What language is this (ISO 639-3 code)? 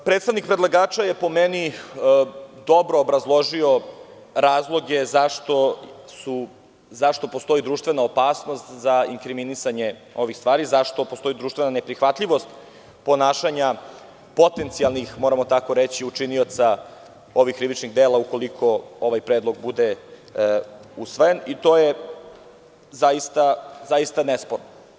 srp